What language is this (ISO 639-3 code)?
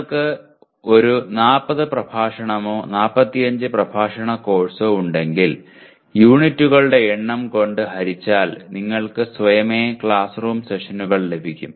mal